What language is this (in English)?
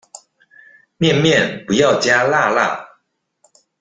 Chinese